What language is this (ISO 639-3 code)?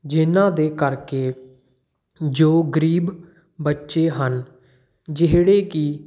pan